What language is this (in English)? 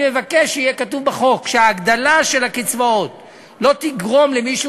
Hebrew